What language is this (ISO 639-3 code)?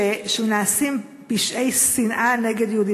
heb